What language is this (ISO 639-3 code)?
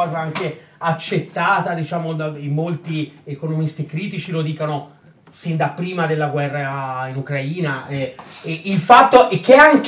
ita